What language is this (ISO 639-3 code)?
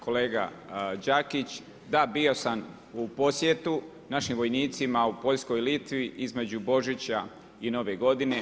hrv